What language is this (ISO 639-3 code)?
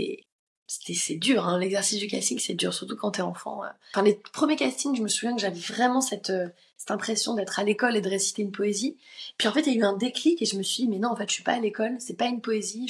fra